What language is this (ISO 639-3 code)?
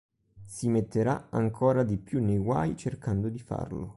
ita